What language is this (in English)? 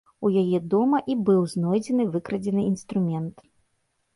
Belarusian